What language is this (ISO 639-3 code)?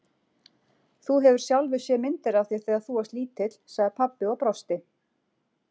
isl